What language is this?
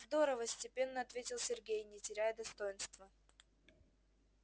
Russian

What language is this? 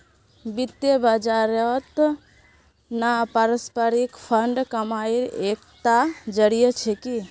Magahi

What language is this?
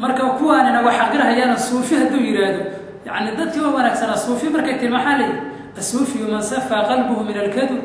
Arabic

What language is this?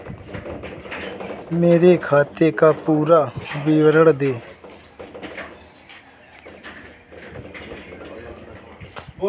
Hindi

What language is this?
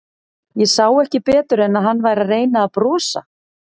Icelandic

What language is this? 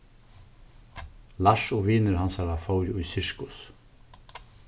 Faroese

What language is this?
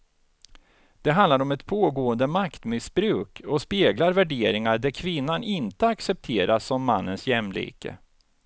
Swedish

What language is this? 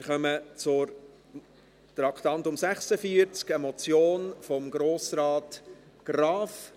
Swiss German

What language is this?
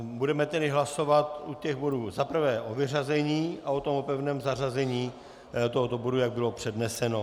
Czech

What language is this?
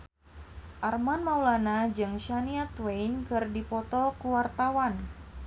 Sundanese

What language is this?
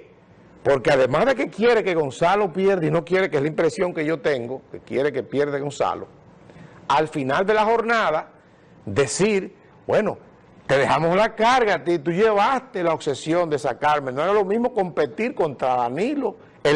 Spanish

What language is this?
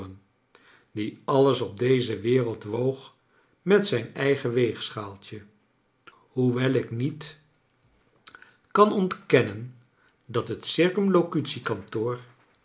Dutch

